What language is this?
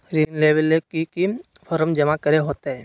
Magahi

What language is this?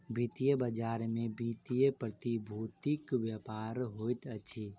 Maithili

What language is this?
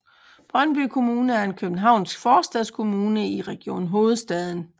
Danish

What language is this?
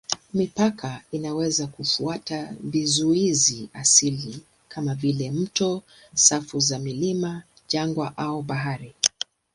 Swahili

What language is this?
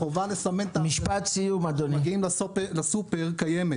Hebrew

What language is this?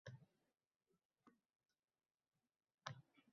Uzbek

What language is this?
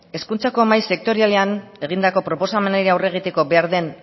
Basque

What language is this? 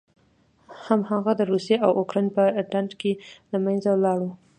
Pashto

